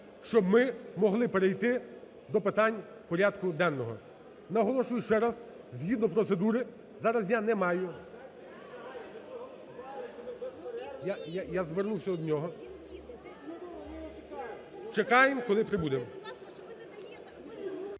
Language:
Ukrainian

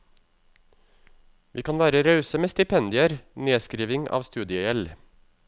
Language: Norwegian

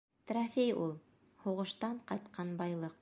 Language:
Bashkir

